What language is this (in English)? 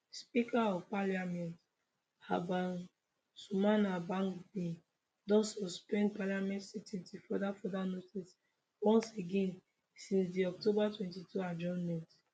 Nigerian Pidgin